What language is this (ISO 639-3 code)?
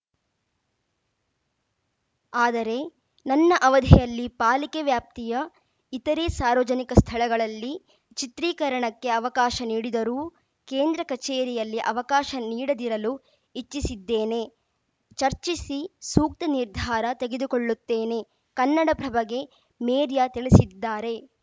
kan